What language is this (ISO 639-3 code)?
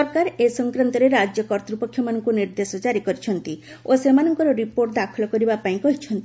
ori